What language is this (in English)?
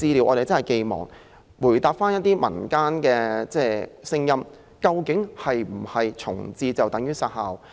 Cantonese